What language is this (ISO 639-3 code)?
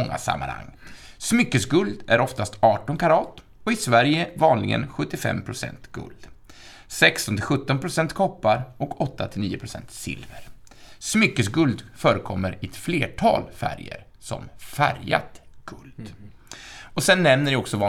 swe